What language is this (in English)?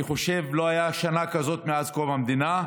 Hebrew